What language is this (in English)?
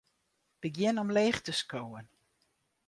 Western Frisian